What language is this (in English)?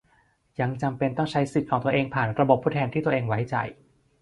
Thai